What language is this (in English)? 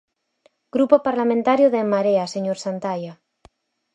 Galician